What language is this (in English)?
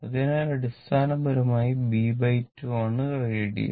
Malayalam